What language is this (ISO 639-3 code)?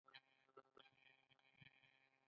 pus